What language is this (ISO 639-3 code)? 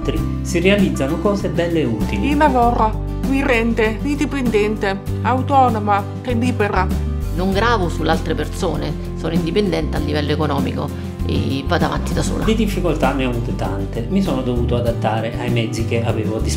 ita